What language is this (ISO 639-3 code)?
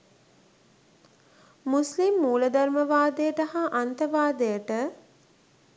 sin